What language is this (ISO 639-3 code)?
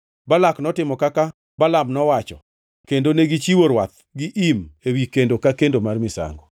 luo